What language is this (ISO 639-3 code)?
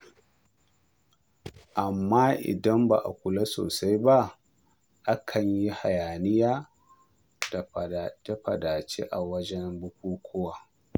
hau